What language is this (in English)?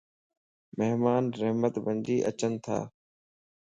Lasi